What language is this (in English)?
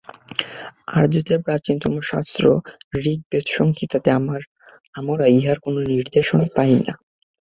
Bangla